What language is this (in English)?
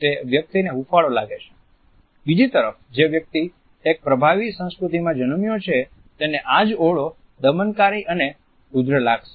Gujarati